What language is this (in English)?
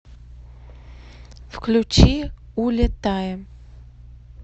Russian